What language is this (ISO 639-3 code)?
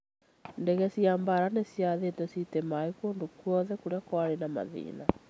kik